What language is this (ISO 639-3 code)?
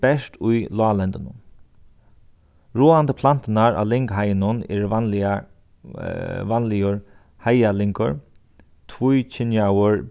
fao